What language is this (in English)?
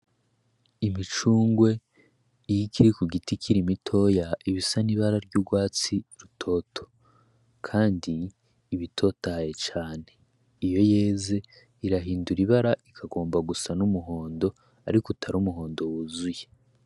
Rundi